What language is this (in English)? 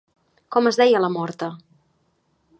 Catalan